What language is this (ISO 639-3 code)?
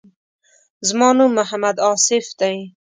pus